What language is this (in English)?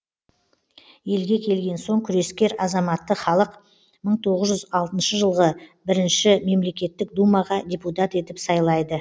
Kazakh